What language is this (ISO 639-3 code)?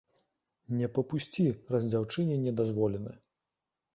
bel